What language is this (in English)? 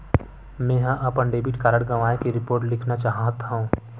Chhattisgarhi